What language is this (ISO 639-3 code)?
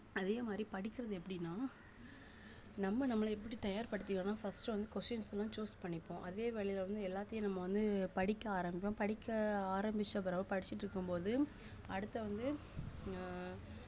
tam